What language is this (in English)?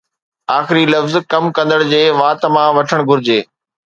Sindhi